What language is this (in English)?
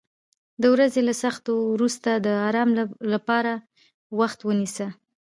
Pashto